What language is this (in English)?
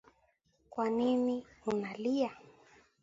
Swahili